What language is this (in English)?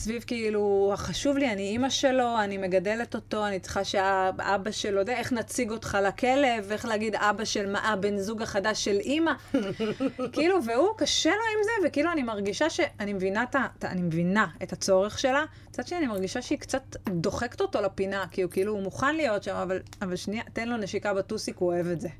Hebrew